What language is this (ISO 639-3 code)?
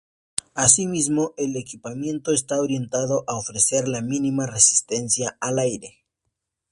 spa